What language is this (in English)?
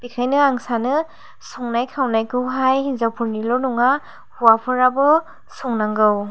Bodo